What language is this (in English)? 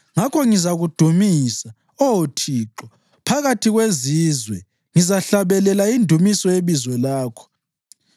North Ndebele